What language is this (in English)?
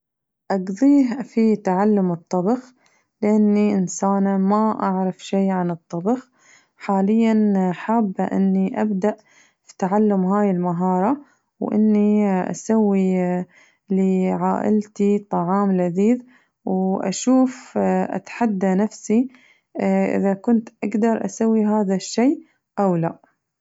Najdi Arabic